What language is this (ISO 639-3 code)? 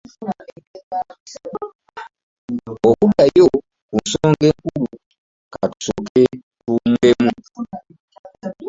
lug